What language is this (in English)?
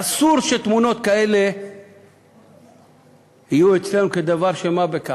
Hebrew